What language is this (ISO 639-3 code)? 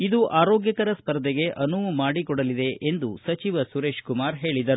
kan